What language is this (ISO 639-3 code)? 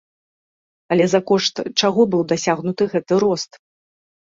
bel